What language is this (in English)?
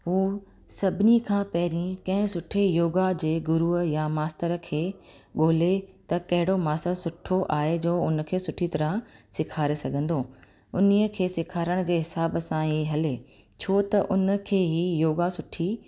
Sindhi